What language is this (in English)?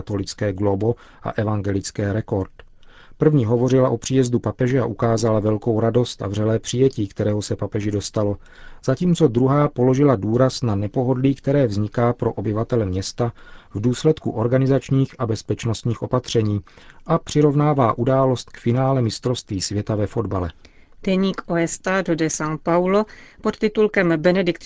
Czech